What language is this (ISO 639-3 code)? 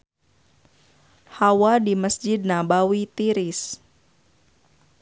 sun